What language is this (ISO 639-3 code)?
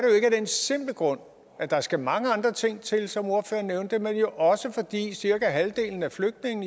dan